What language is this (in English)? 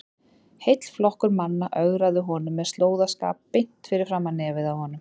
Icelandic